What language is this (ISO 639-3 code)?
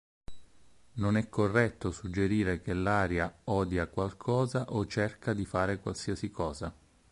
ita